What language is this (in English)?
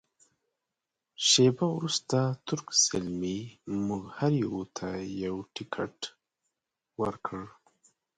Pashto